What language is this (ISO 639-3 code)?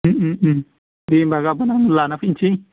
brx